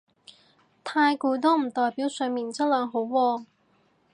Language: Cantonese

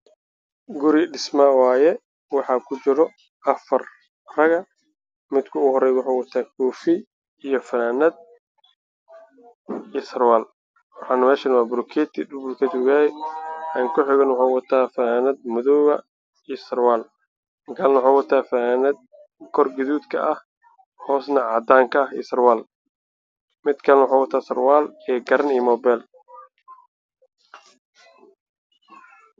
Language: Somali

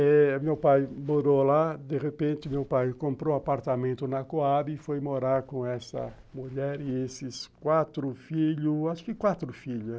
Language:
Portuguese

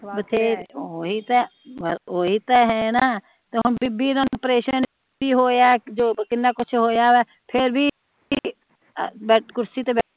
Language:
Punjabi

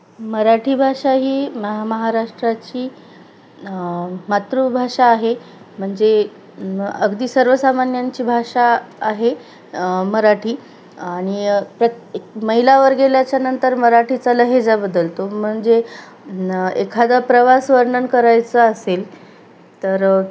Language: Marathi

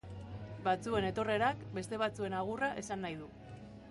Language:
Basque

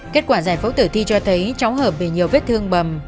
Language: Vietnamese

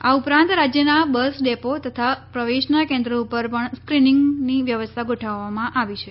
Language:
Gujarati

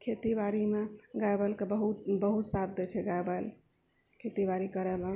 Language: Maithili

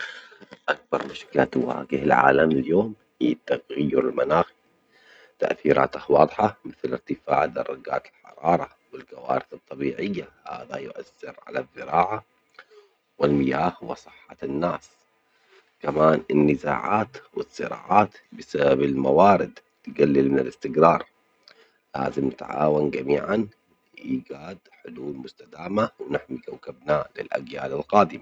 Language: Omani Arabic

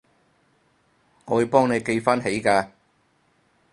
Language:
Cantonese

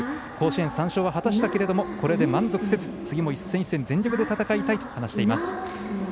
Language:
Japanese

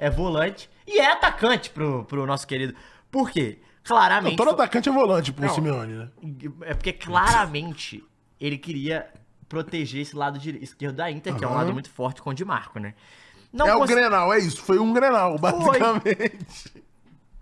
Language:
Portuguese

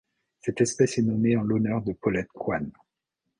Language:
French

